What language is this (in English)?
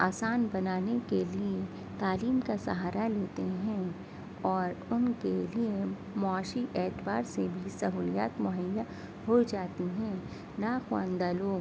Urdu